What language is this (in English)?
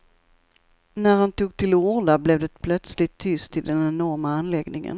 Swedish